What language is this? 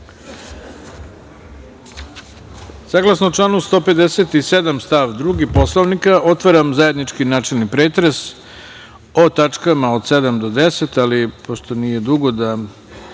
Serbian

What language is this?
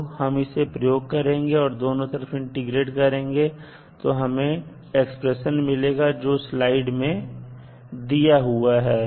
Hindi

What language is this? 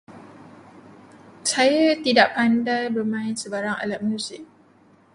Malay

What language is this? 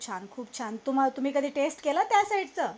Marathi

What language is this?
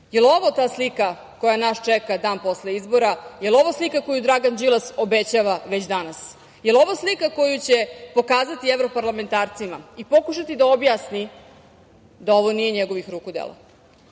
Serbian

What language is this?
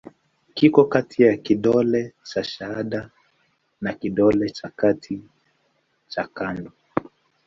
Swahili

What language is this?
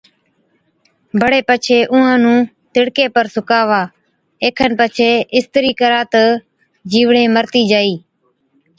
Od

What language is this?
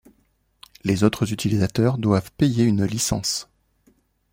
French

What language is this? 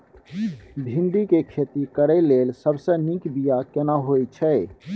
Maithili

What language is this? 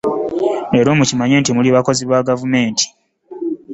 Ganda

